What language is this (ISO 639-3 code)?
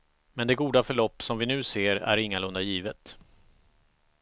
swe